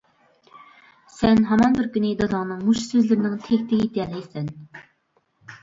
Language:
Uyghur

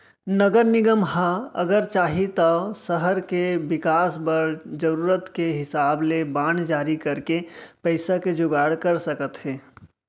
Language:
Chhattisgarhi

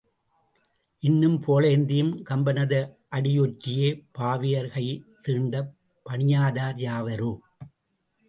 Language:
Tamil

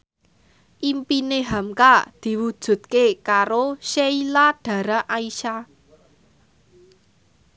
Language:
Javanese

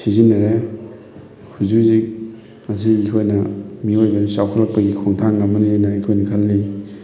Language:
Manipuri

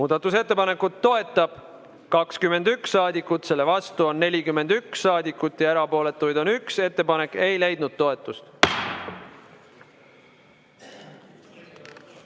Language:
Estonian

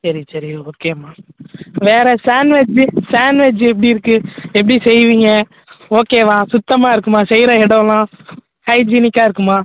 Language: Tamil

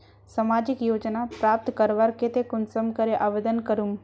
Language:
Magahi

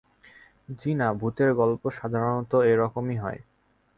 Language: Bangla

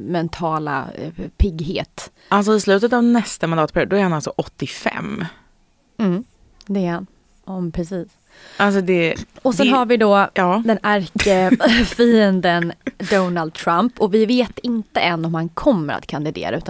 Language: Swedish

